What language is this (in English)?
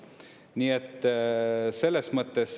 Estonian